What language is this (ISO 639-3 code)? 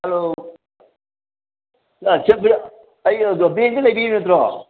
mni